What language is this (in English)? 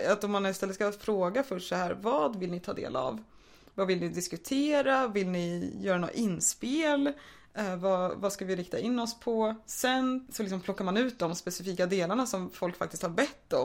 Swedish